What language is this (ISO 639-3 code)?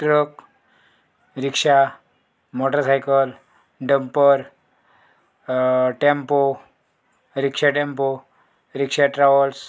kok